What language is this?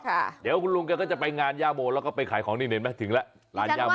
Thai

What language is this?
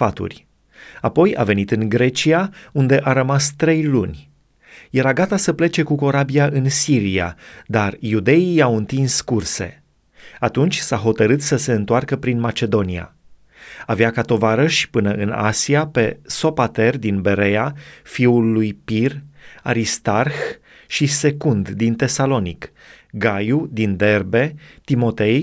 Romanian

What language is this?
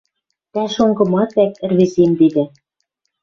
Western Mari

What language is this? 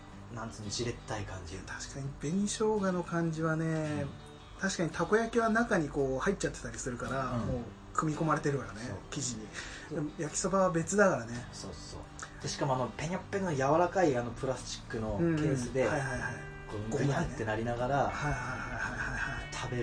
Japanese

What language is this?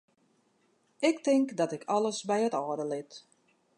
Western Frisian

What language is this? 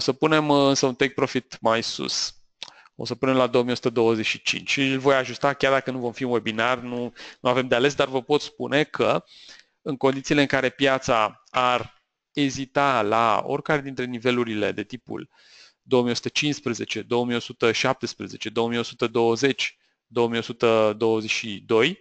Romanian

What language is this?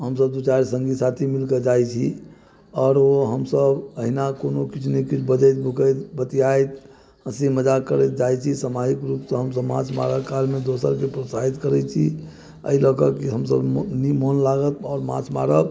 Maithili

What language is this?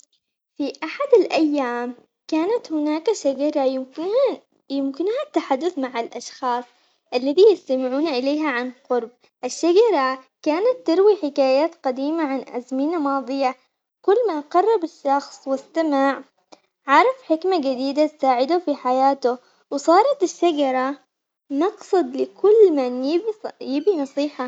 Omani Arabic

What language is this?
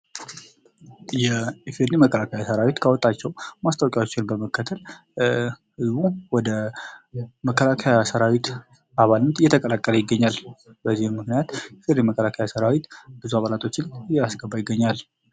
Amharic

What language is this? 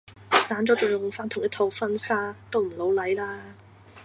Cantonese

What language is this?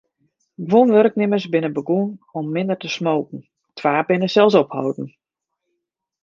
Western Frisian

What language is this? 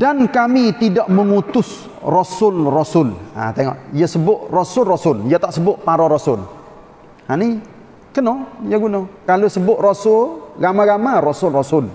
Malay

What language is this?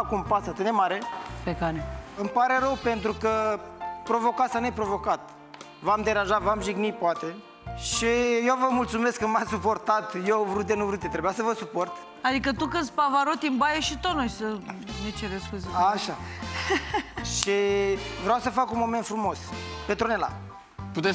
Romanian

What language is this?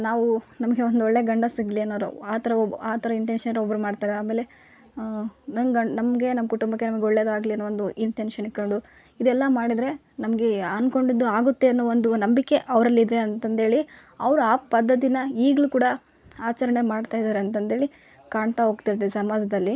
Kannada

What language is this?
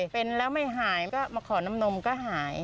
Thai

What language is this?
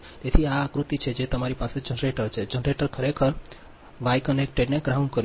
Gujarati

